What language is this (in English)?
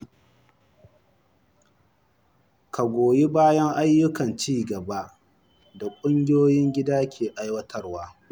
Hausa